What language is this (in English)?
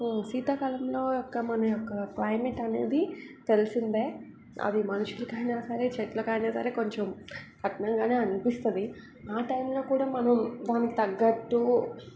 Telugu